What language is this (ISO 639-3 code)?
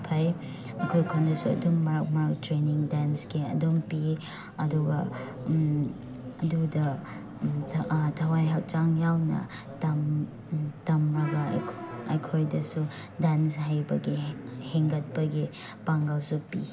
mni